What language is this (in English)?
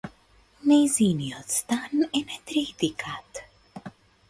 Macedonian